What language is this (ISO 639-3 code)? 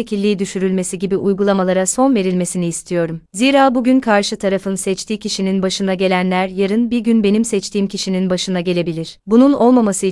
tur